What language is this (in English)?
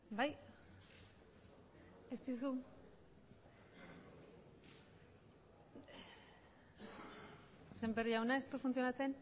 Basque